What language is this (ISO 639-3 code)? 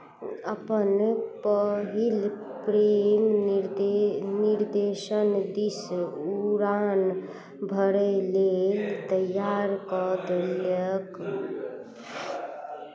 mai